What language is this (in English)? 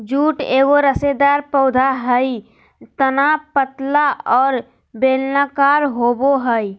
Magahi